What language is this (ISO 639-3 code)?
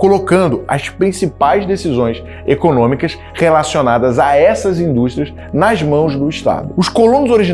por